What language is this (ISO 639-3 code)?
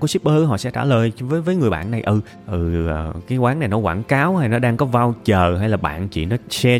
vie